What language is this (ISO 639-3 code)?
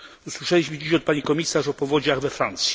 pol